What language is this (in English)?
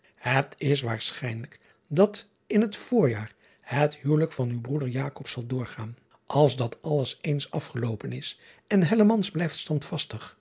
Dutch